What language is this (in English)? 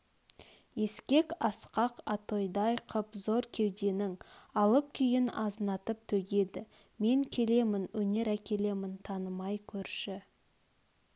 Kazakh